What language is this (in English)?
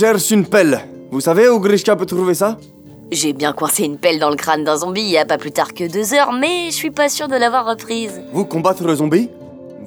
French